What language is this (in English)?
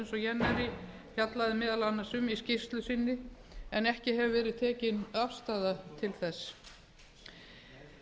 Icelandic